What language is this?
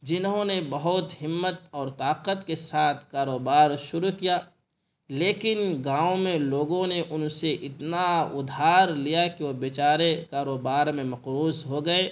Urdu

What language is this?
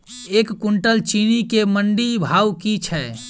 Maithili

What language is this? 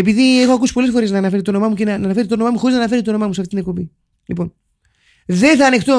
Greek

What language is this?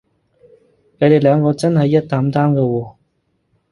Cantonese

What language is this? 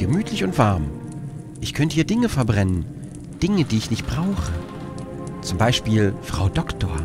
German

